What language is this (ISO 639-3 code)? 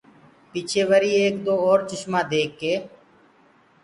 ggg